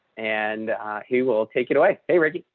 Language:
English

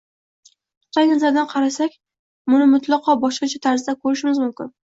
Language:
Uzbek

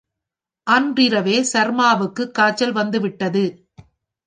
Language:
Tamil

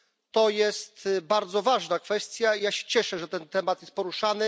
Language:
Polish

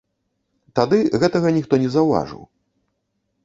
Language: Belarusian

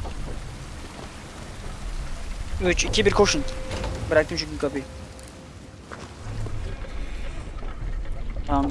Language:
Turkish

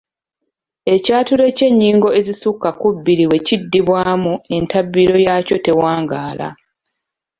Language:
Ganda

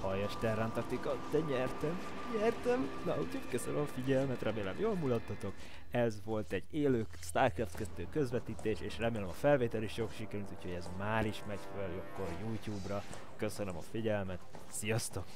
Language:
Hungarian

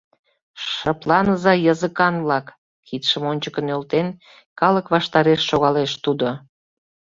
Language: Mari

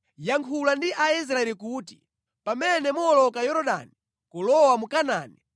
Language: Nyanja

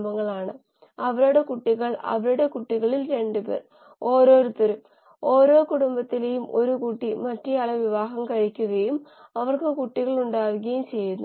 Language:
Malayalam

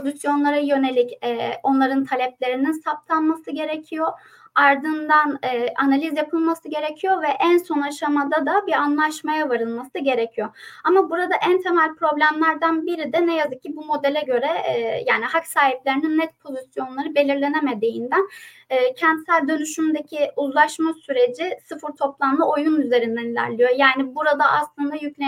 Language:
Turkish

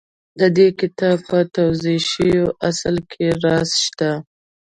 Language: Pashto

